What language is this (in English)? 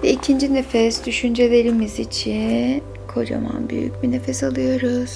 Turkish